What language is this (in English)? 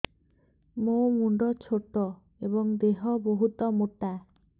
Odia